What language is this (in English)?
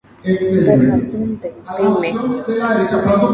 Guarani